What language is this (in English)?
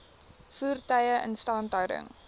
Afrikaans